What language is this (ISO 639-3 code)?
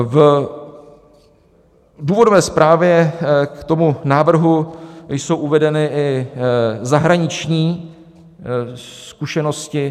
ces